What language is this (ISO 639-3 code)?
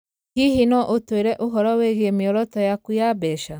kik